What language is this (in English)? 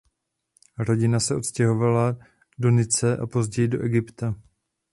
Czech